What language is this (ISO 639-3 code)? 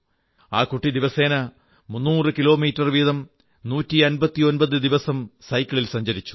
mal